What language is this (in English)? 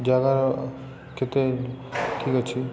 Odia